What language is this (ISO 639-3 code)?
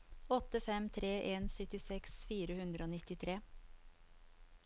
nor